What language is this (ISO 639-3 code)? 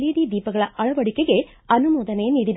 kan